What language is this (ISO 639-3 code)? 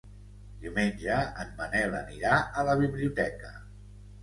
cat